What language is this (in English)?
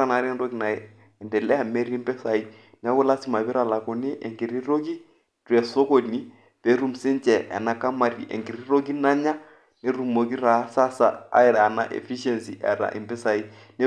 Masai